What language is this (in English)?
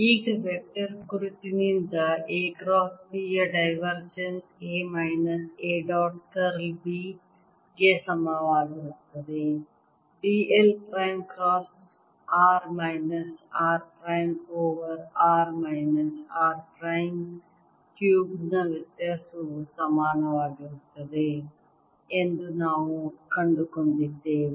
Kannada